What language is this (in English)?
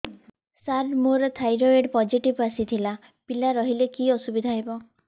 Odia